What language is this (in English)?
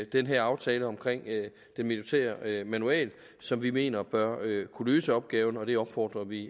Danish